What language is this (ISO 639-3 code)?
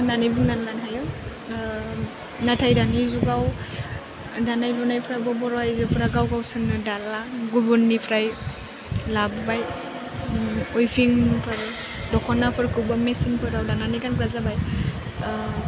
brx